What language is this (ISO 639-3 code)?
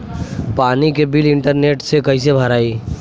bho